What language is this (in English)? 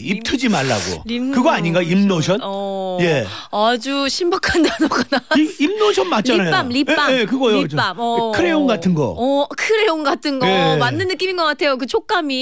Korean